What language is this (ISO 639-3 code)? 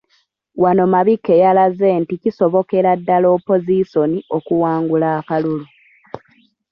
lug